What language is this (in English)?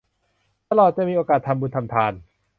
Thai